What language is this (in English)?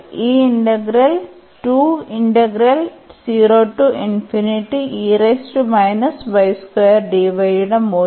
Malayalam